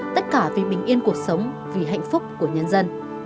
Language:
Vietnamese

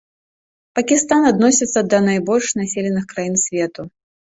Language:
Belarusian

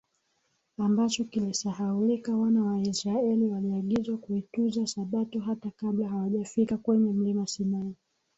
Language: Swahili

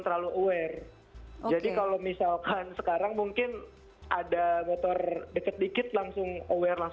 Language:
Indonesian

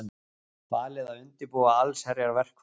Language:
Icelandic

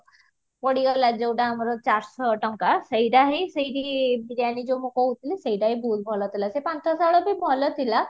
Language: Odia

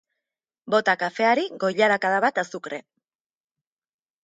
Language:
Basque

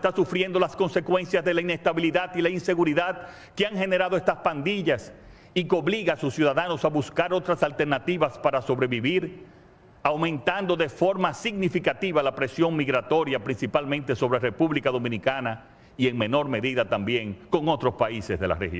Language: Spanish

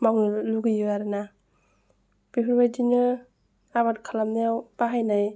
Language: Bodo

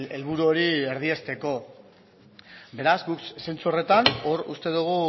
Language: Basque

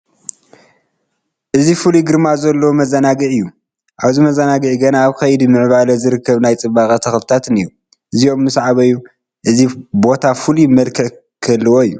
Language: Tigrinya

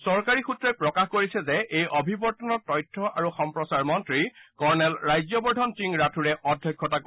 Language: Assamese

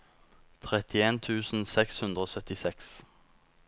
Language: Norwegian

